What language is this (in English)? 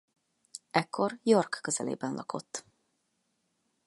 Hungarian